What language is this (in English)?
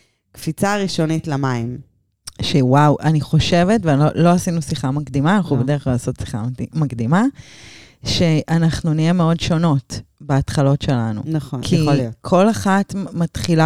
Hebrew